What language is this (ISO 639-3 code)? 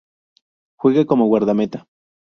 spa